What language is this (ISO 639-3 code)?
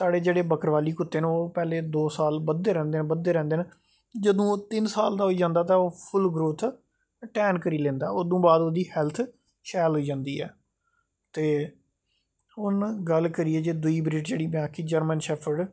doi